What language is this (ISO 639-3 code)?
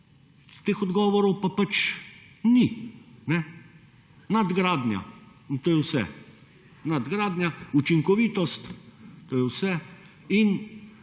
slv